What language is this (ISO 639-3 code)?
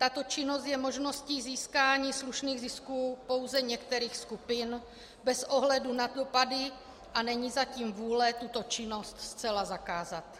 ces